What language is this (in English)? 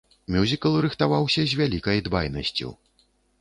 Belarusian